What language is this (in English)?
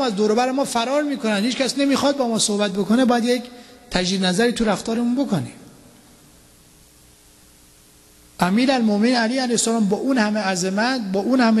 Persian